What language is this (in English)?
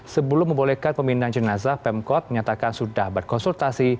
Indonesian